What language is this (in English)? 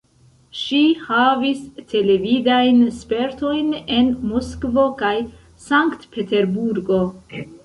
Esperanto